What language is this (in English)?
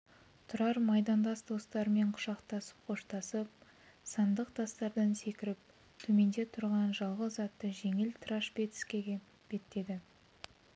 Kazakh